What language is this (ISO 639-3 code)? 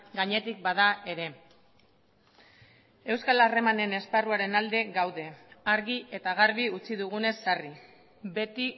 eus